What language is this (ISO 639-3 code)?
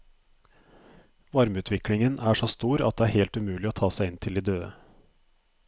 nor